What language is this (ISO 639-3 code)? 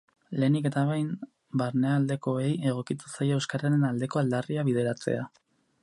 eus